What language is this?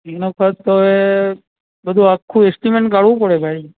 Gujarati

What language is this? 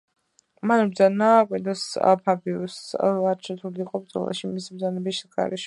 Georgian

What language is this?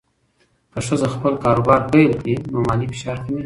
Pashto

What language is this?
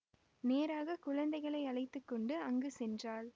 Tamil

